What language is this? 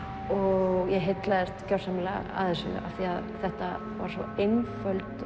Icelandic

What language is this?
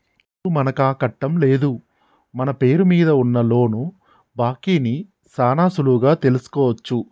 Telugu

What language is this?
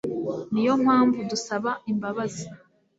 Kinyarwanda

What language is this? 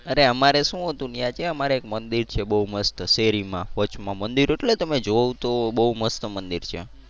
Gujarati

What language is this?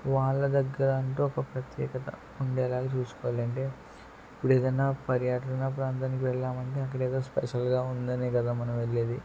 Telugu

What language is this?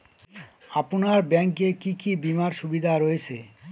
Bangla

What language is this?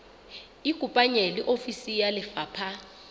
Southern Sotho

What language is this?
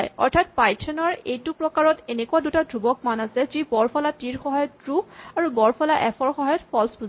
Assamese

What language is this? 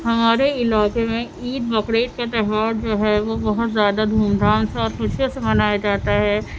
Urdu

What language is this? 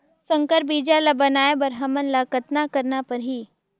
Chhattisgarhi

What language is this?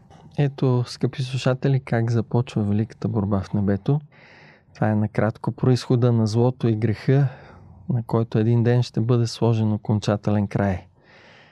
Bulgarian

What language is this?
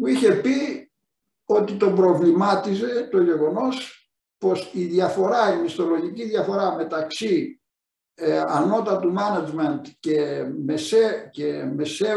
Greek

